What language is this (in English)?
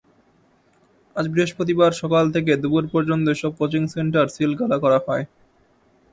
Bangla